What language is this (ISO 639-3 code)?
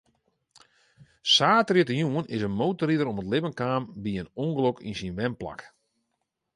fry